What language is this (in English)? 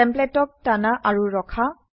Assamese